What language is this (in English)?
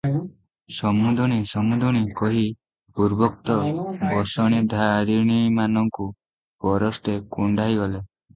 Odia